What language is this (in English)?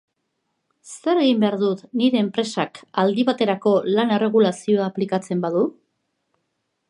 Basque